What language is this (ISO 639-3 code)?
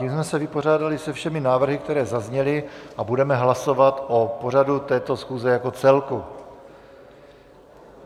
ces